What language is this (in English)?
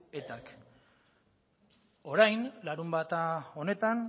Basque